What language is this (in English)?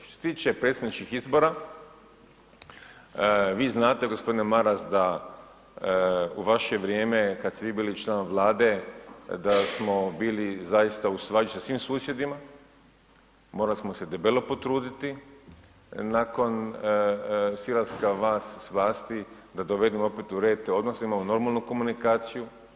Croatian